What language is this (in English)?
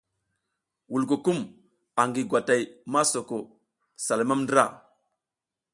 South Giziga